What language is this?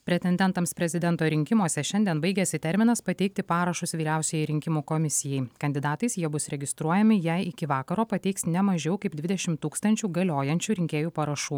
Lithuanian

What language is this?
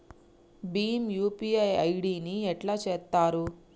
Telugu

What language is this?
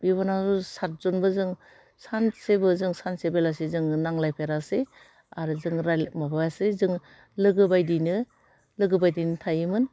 Bodo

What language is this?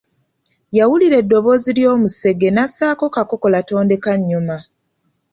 Ganda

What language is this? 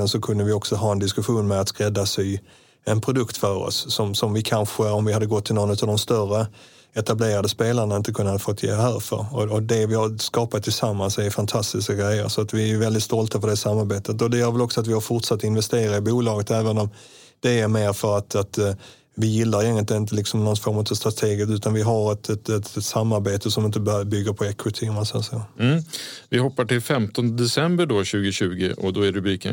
Swedish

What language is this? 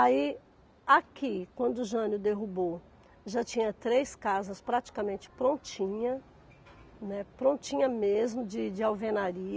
Portuguese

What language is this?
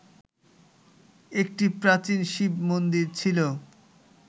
Bangla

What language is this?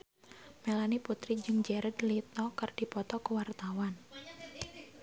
Sundanese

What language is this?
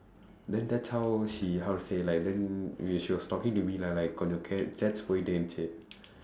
English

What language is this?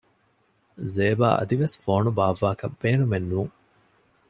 Divehi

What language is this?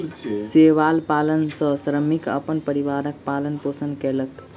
Maithili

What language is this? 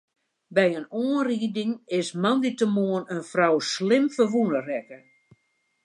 Western Frisian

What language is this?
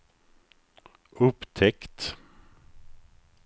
Swedish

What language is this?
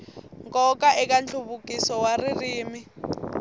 Tsonga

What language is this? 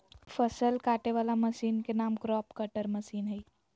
Magahi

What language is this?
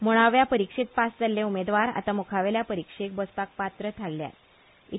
Konkani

